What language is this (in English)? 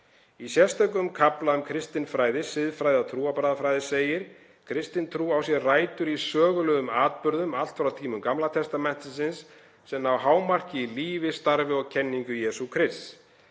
Icelandic